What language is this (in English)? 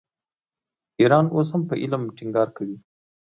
Pashto